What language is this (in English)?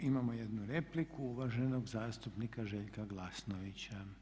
Croatian